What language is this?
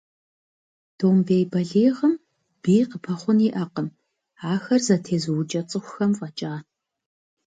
Kabardian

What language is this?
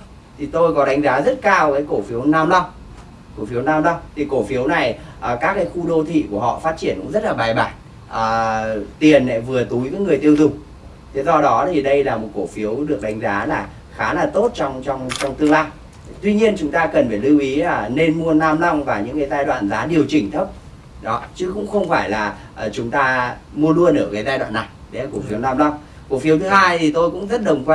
Vietnamese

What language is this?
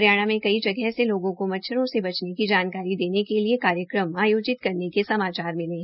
Hindi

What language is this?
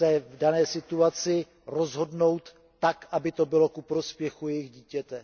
Czech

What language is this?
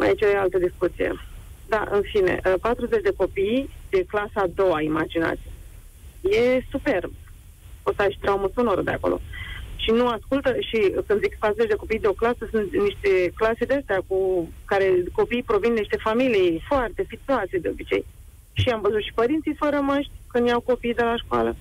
Romanian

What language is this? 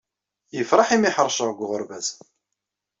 Kabyle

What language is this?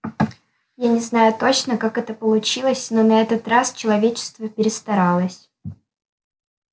Russian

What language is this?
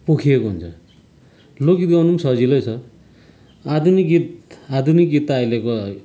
Nepali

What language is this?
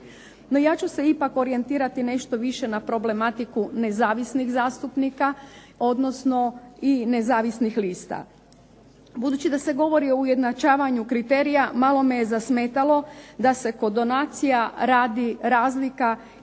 Croatian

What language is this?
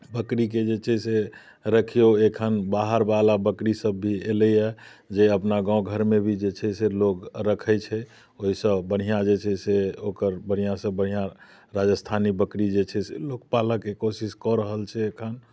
Maithili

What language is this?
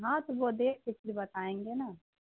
Urdu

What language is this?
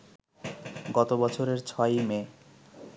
Bangla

